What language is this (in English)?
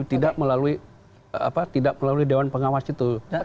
Indonesian